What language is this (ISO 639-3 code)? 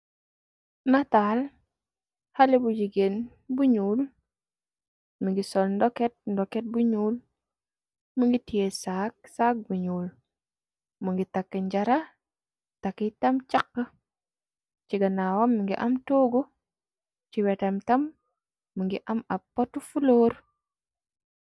wol